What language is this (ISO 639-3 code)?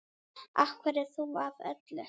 isl